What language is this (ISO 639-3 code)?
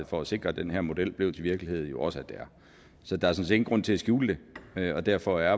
dan